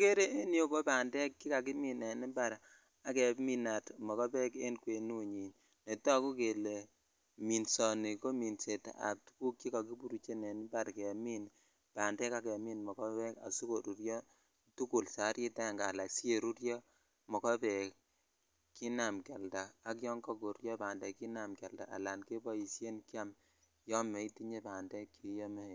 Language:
Kalenjin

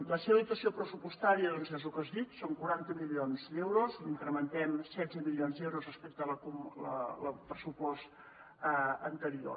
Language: Catalan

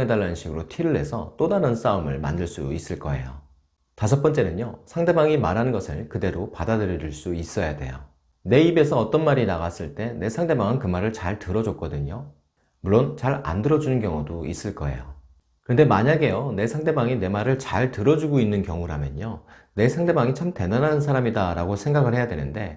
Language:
Korean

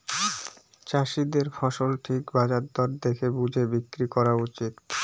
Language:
Bangla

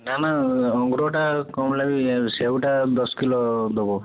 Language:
Odia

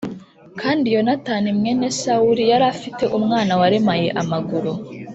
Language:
Kinyarwanda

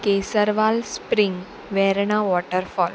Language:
Konkani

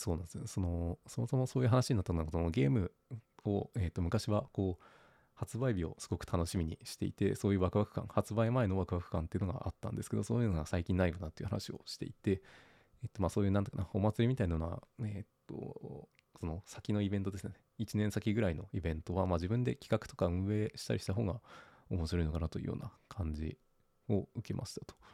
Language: Japanese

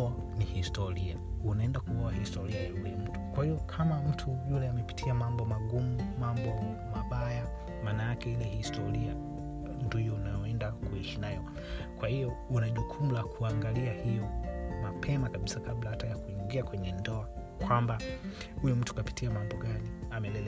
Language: Swahili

